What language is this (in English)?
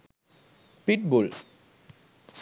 Sinhala